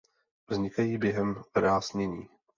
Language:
Czech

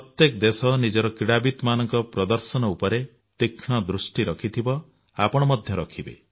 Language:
Odia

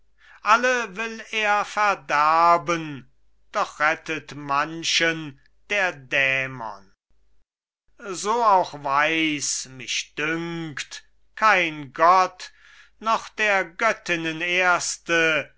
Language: German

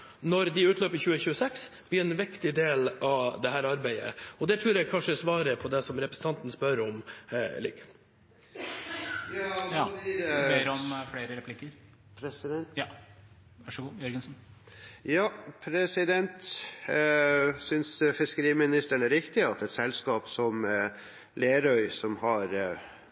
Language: Norwegian Bokmål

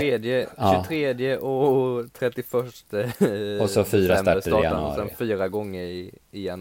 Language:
Swedish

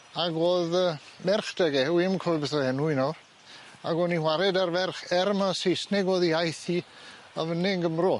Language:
Welsh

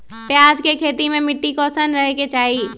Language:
Magahi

